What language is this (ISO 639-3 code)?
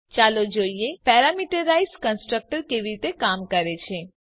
guj